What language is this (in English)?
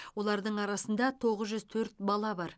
Kazakh